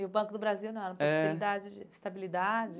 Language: Portuguese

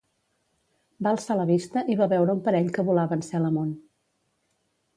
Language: Catalan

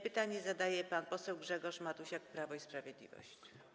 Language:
Polish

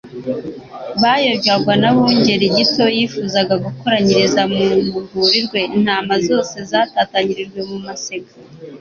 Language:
Kinyarwanda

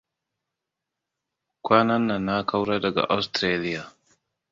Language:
Hausa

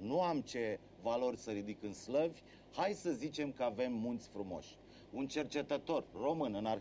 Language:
Romanian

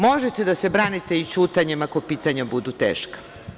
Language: Serbian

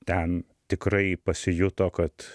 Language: Lithuanian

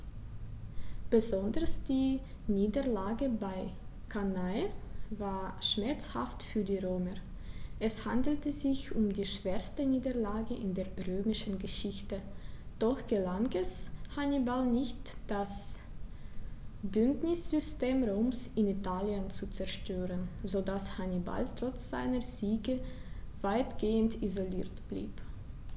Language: German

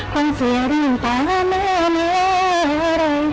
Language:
Thai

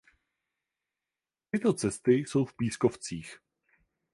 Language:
Czech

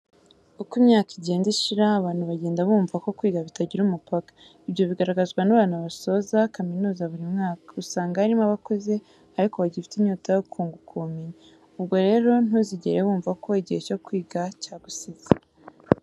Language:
Kinyarwanda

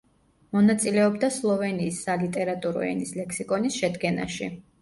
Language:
Georgian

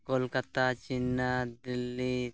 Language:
Santali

